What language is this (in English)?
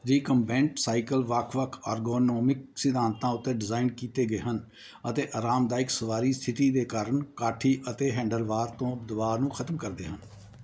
Punjabi